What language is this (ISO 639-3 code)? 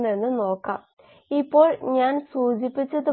mal